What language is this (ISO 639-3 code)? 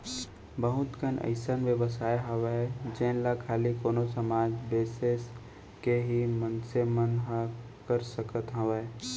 hne